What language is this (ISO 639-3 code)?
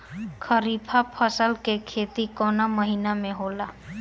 bho